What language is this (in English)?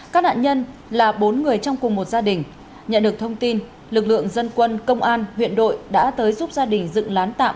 Vietnamese